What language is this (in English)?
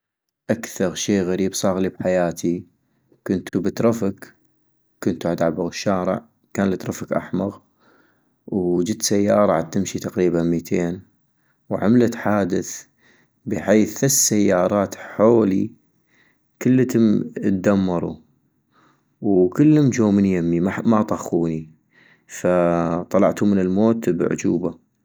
North Mesopotamian Arabic